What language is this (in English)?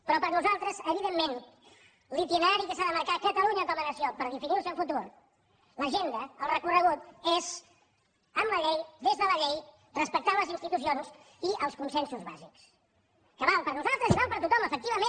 Catalan